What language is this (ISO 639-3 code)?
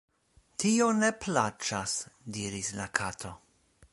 epo